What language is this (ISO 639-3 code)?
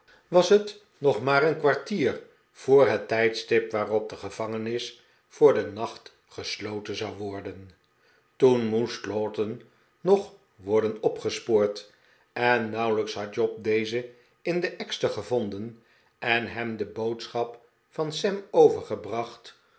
nld